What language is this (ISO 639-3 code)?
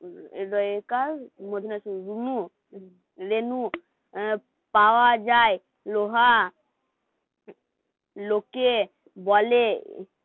ben